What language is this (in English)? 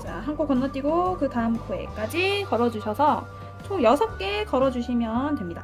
Korean